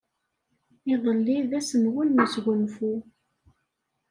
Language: Kabyle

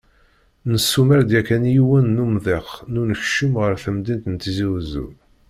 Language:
Kabyle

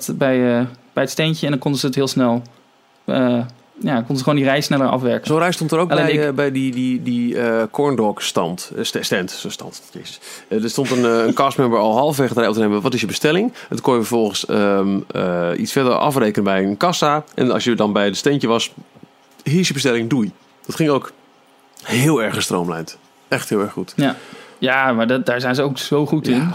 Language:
Dutch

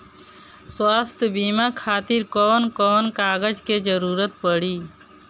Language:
Bhojpuri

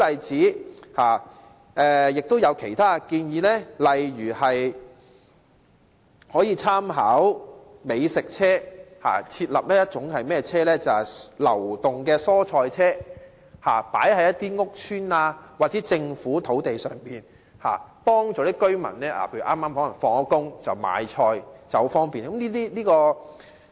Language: Cantonese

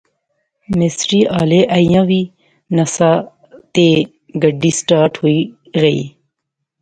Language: Pahari-Potwari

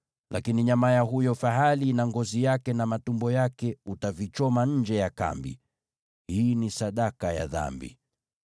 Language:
Swahili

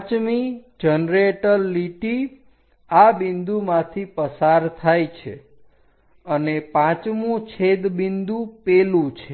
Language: Gujarati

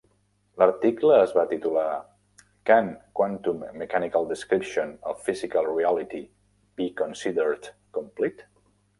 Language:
Catalan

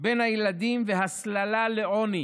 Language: Hebrew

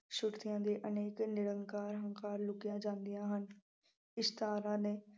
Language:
Punjabi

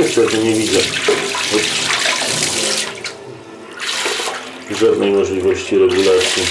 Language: Polish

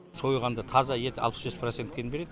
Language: Kazakh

